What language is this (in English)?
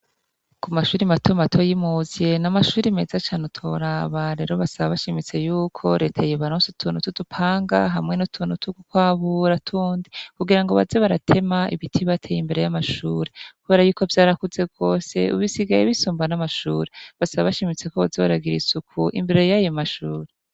Rundi